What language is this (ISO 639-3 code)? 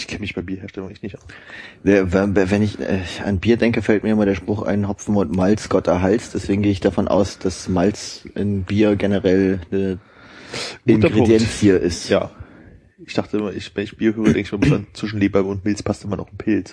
deu